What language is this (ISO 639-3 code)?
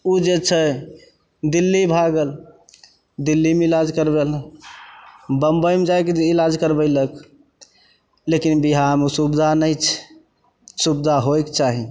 mai